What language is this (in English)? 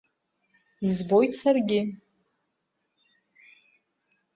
Abkhazian